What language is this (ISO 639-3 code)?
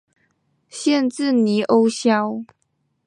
zho